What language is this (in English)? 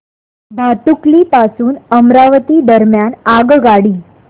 Marathi